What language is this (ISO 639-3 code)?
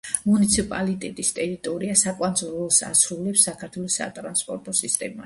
kat